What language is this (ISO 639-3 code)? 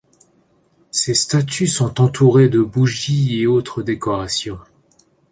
fra